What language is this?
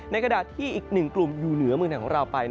Thai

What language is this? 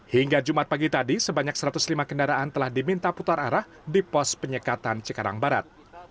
Indonesian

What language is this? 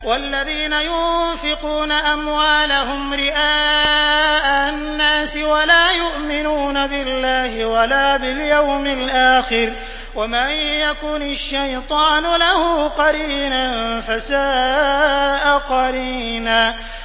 Arabic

